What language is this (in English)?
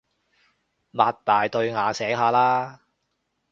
Cantonese